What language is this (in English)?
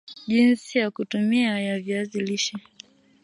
Swahili